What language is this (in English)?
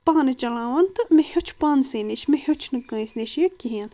Kashmiri